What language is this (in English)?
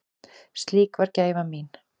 Icelandic